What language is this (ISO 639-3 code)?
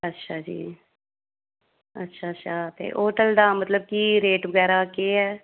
doi